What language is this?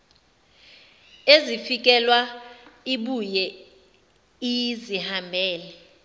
Zulu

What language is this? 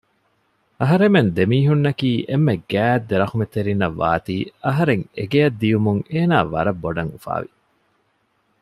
Divehi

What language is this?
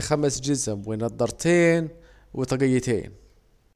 Saidi Arabic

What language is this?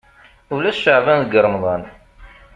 Kabyle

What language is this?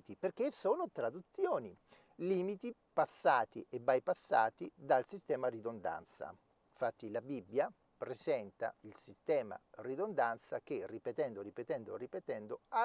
Italian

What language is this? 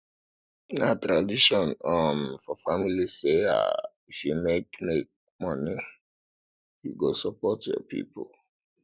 Nigerian Pidgin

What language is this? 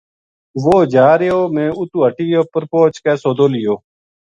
Gujari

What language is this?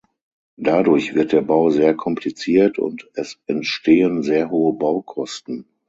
German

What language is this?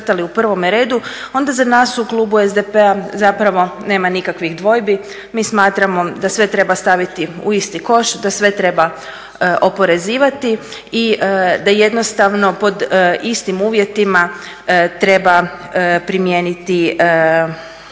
Croatian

